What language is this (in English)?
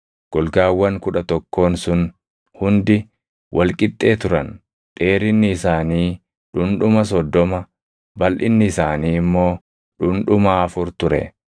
Oromo